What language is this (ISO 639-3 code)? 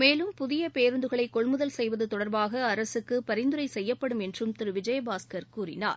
tam